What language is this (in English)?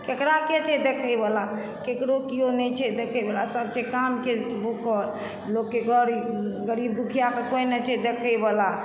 Maithili